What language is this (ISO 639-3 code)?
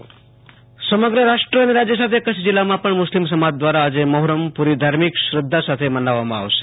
guj